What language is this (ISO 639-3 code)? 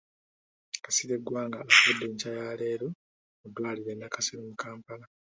lug